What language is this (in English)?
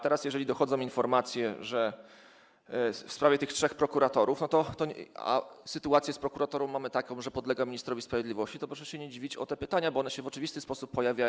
Polish